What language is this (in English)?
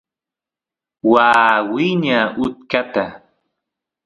Santiago del Estero Quichua